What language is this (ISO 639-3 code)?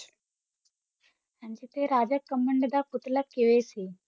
pan